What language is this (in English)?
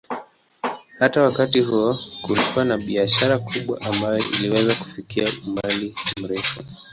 Swahili